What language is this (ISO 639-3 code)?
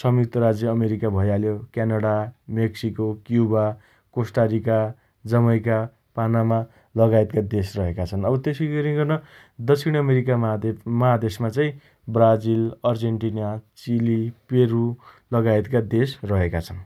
dty